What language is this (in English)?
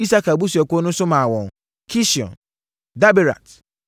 Akan